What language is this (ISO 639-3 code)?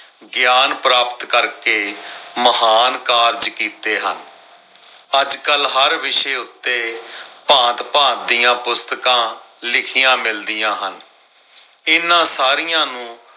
pan